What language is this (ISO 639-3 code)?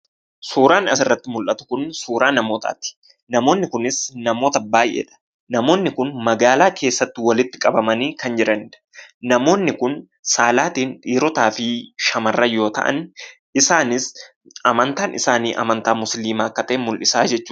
orm